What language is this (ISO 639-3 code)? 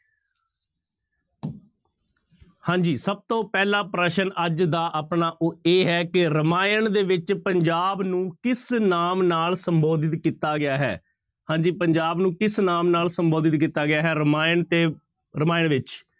pan